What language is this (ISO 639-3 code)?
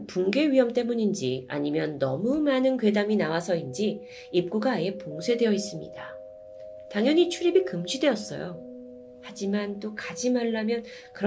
kor